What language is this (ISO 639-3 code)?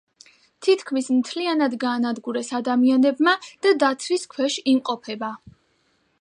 kat